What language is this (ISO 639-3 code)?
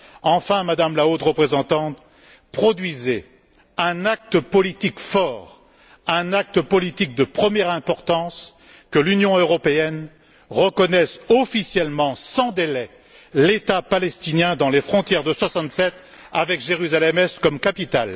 fra